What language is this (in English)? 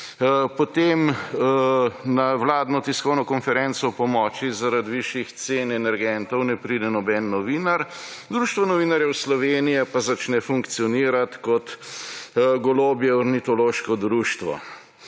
Slovenian